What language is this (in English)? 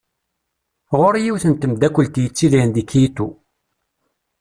Kabyle